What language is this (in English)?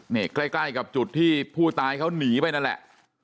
Thai